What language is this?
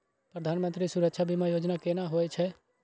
Maithili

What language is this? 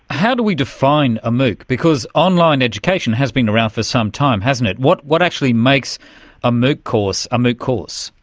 English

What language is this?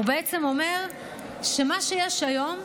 Hebrew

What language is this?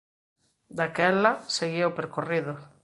Galician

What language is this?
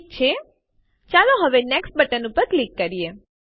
Gujarati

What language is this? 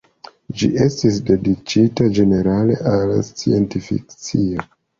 Esperanto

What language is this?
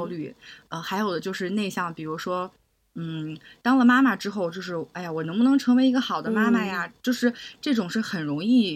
Chinese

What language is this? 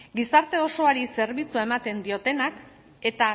Basque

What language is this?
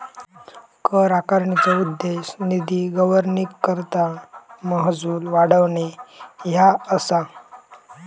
Marathi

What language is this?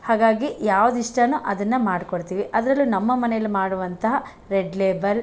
Kannada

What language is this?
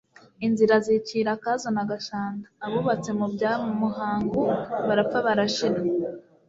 Kinyarwanda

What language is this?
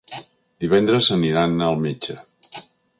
Catalan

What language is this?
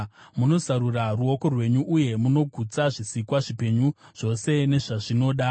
Shona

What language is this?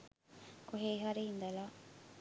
Sinhala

